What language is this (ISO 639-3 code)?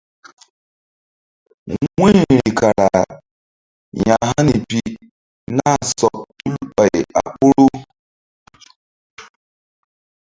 mdd